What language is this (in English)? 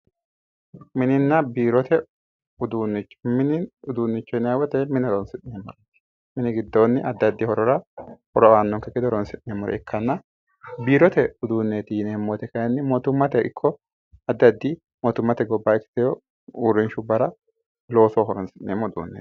Sidamo